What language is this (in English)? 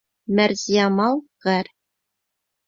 Bashkir